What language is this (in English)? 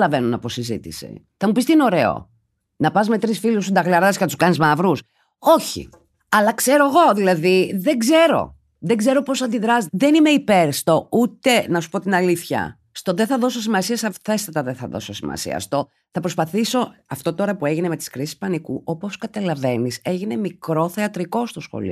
Greek